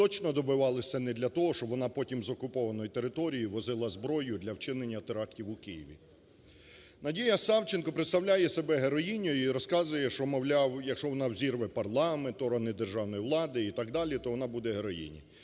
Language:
Ukrainian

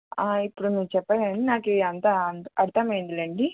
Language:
Telugu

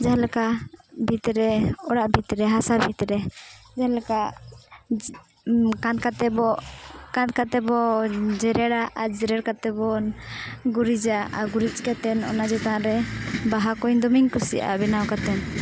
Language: Santali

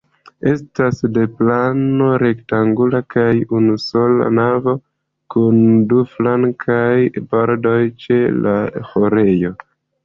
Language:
Esperanto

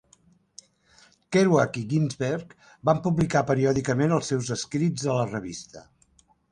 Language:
Catalan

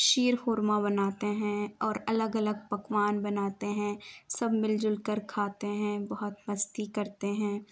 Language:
Urdu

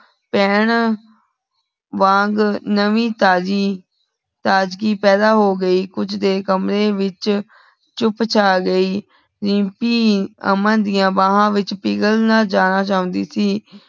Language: Punjabi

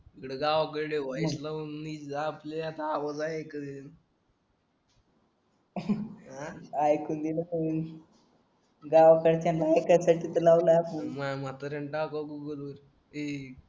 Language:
Marathi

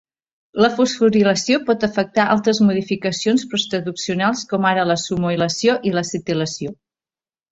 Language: Catalan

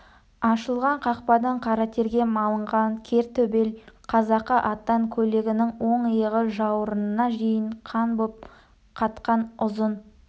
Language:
Kazakh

